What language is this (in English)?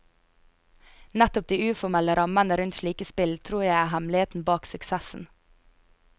Norwegian